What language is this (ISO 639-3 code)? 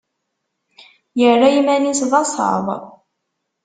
kab